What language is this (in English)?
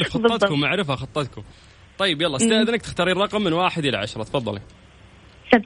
Arabic